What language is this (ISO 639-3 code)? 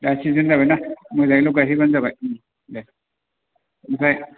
brx